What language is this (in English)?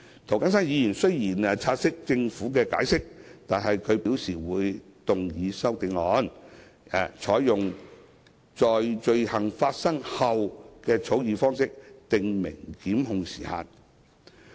Cantonese